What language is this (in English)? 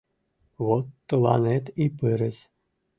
Mari